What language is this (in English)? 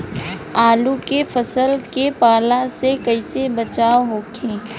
Bhojpuri